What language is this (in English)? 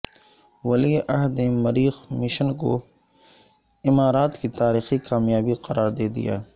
Urdu